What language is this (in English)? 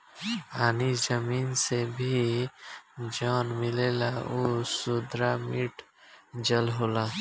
Bhojpuri